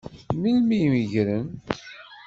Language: Kabyle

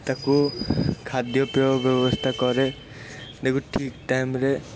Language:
Odia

